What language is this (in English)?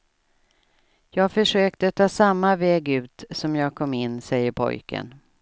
Swedish